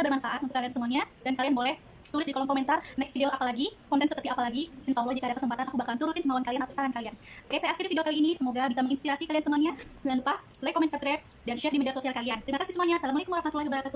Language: Indonesian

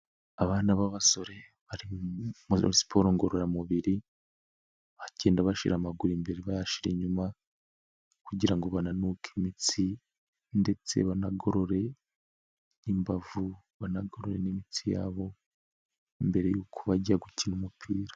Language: Kinyarwanda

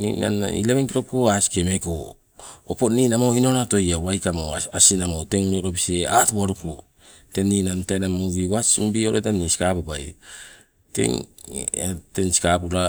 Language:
Sibe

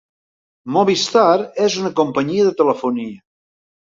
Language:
Catalan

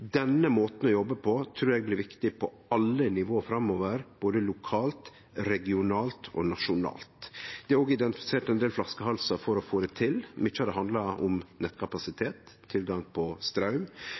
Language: Norwegian Nynorsk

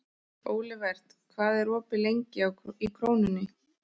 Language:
Icelandic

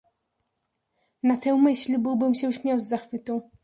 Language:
Polish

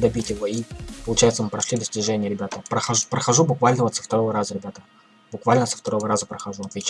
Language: Russian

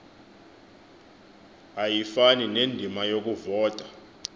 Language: Xhosa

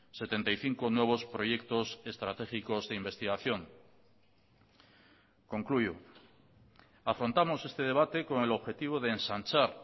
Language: Spanish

